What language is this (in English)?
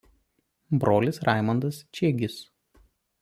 Lithuanian